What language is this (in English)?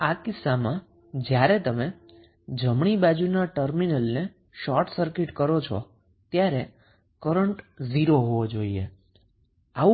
Gujarati